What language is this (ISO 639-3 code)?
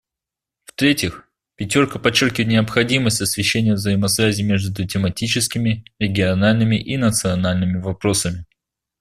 rus